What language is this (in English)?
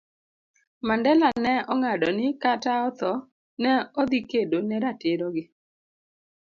Luo (Kenya and Tanzania)